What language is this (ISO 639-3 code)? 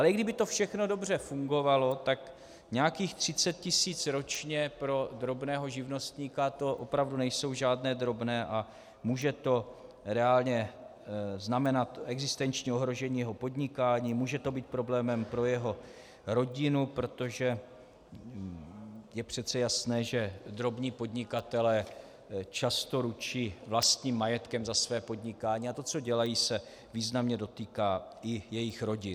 ces